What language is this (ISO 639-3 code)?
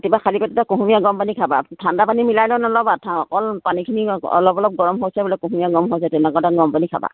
asm